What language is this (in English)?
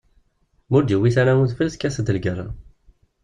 Kabyle